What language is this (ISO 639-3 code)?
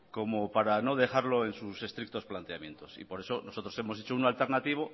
spa